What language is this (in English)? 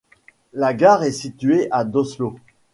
French